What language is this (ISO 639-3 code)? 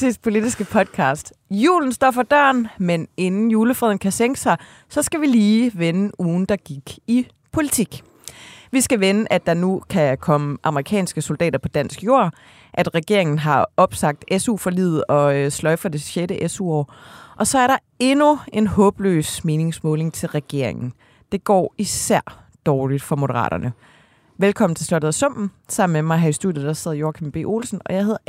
dan